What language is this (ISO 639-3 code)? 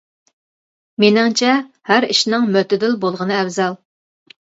uig